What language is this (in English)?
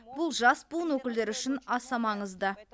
Kazakh